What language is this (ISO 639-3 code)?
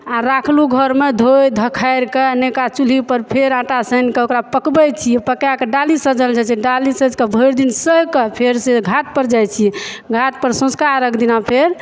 mai